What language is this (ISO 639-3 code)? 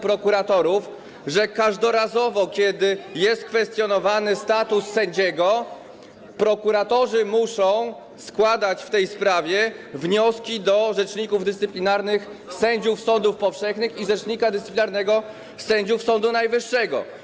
pol